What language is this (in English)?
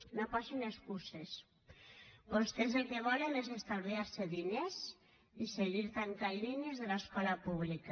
Catalan